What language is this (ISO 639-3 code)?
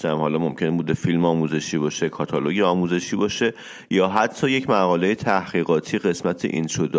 fas